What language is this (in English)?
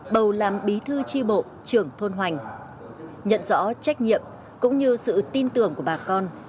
Vietnamese